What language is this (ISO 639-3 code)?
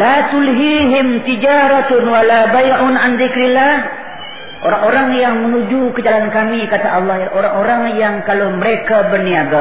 msa